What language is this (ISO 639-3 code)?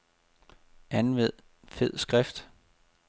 dan